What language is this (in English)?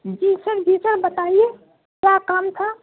Urdu